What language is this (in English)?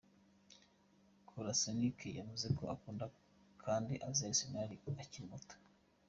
Kinyarwanda